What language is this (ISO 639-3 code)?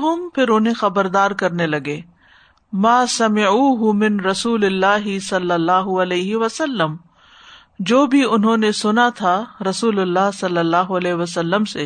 urd